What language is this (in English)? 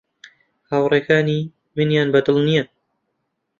Central Kurdish